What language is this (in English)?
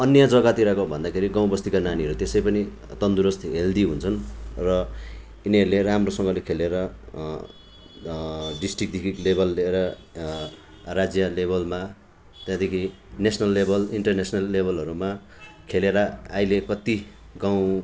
Nepali